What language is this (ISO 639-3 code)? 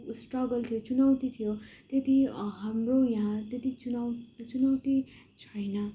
nep